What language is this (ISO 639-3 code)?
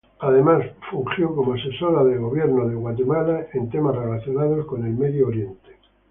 spa